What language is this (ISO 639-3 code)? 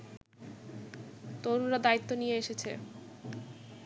ben